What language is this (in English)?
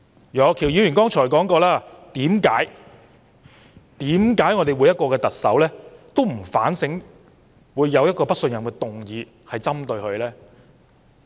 Cantonese